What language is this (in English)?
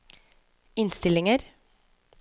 Norwegian